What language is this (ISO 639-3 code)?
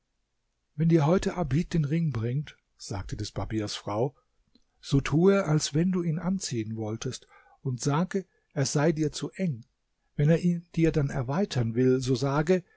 deu